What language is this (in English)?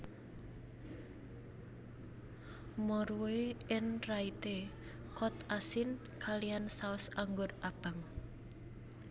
Javanese